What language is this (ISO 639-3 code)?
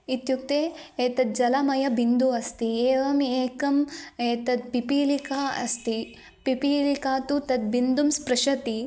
san